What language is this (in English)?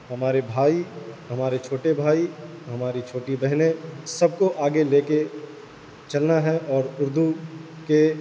Urdu